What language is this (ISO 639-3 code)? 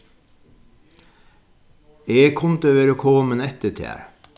fao